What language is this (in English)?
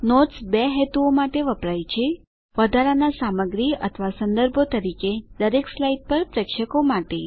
Gujarati